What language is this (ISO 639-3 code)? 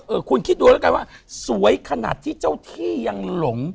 tha